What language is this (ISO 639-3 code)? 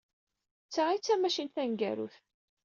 kab